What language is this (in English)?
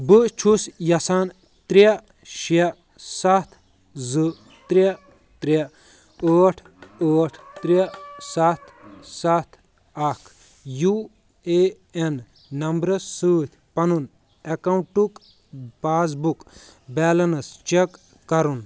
Kashmiri